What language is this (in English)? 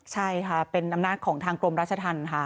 Thai